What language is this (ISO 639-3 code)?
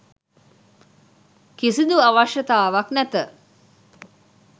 sin